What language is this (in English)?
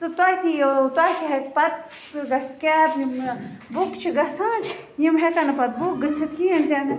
Kashmiri